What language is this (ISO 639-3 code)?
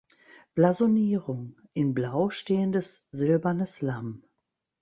deu